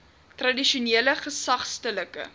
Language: Afrikaans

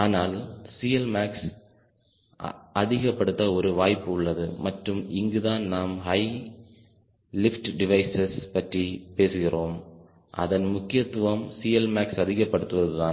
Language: Tamil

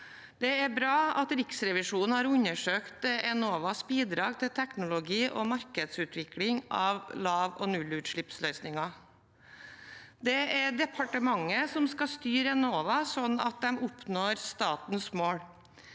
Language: Norwegian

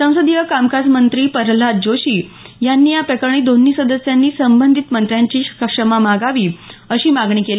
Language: Marathi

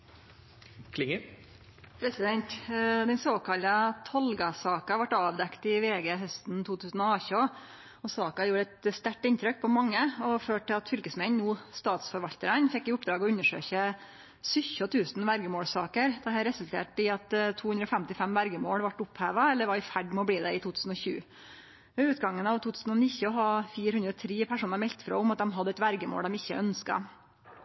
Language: Norwegian Nynorsk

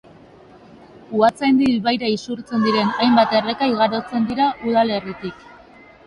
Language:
Basque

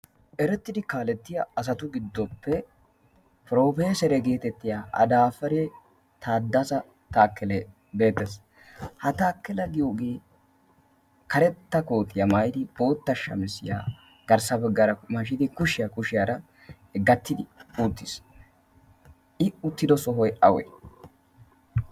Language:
Wolaytta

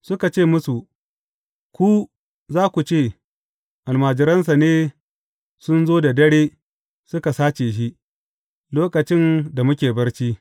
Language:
Hausa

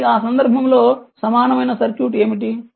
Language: Telugu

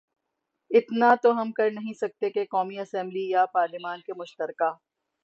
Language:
Urdu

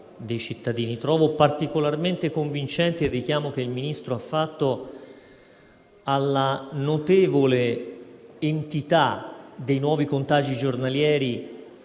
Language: Italian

